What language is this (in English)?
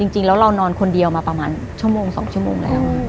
Thai